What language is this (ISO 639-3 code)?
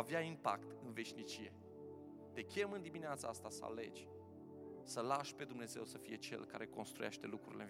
ron